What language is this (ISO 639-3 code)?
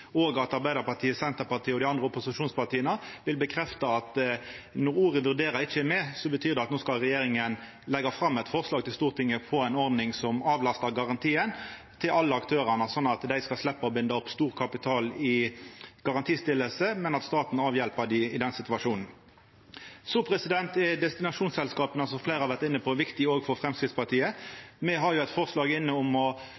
nno